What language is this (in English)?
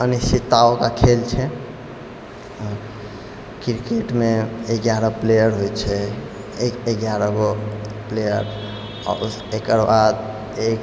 Maithili